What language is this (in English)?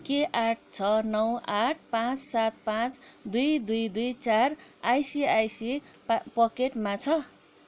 Nepali